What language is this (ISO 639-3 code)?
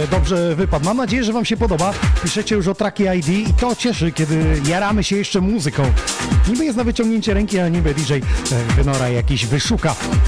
pol